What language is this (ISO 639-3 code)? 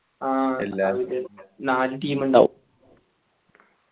mal